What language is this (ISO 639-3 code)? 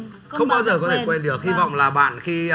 vie